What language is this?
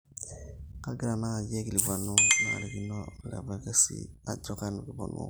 Masai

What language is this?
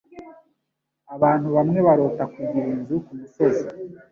Kinyarwanda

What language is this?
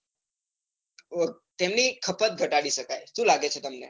Gujarati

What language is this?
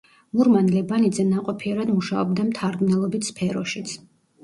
Georgian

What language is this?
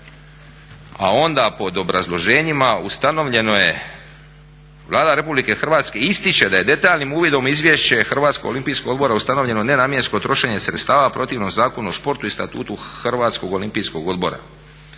Croatian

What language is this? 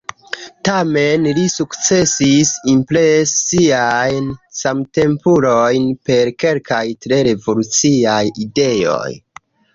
Esperanto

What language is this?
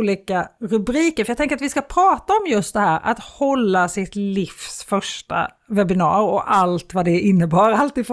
Swedish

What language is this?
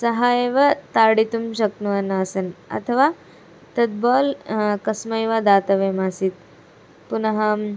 Sanskrit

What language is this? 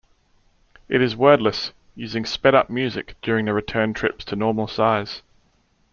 English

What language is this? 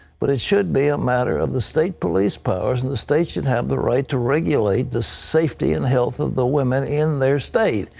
English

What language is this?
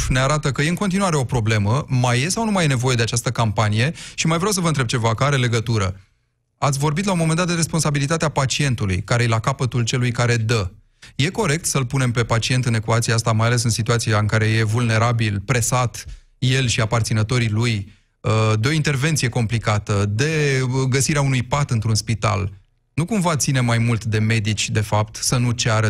Romanian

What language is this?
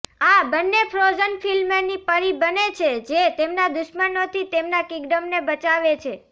Gujarati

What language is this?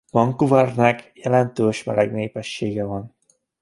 Hungarian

